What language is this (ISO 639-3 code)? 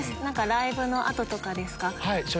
jpn